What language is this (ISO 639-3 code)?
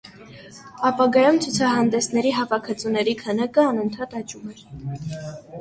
hye